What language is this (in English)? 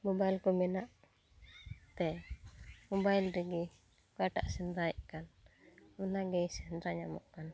Santali